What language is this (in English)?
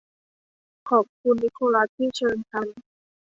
Thai